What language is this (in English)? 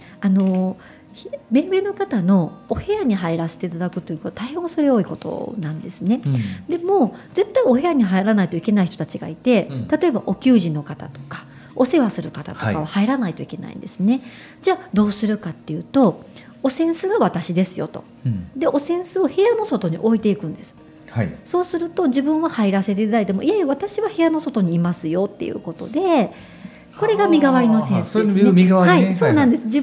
Japanese